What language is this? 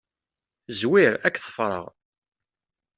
Kabyle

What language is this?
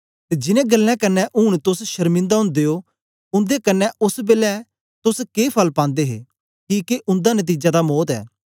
Dogri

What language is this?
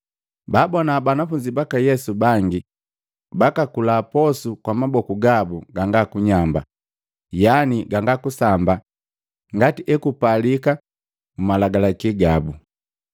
Matengo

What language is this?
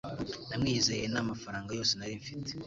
Kinyarwanda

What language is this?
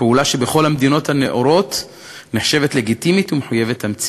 Hebrew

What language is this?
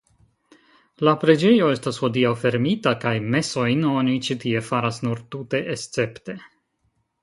Esperanto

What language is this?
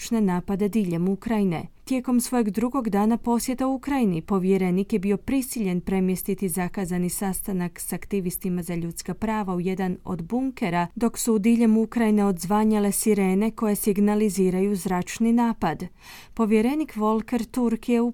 Croatian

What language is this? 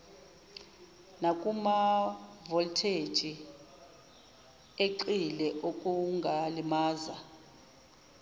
Zulu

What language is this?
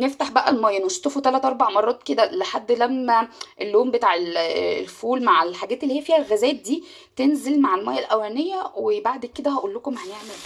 Arabic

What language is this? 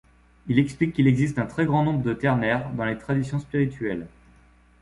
French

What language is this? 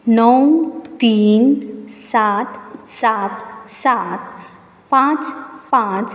Konkani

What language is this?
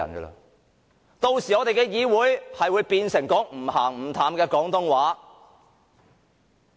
Cantonese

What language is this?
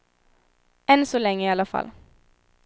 Swedish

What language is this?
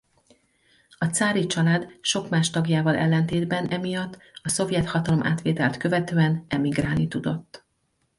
Hungarian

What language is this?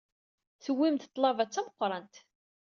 Kabyle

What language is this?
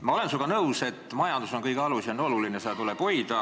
Estonian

